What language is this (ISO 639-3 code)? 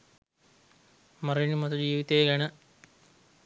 sin